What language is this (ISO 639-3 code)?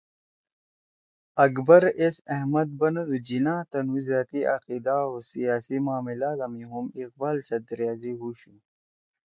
trw